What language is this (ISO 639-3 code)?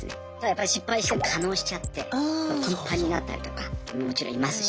jpn